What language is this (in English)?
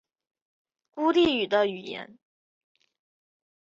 Chinese